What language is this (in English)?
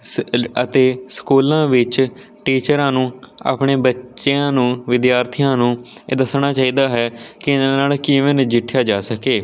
Punjabi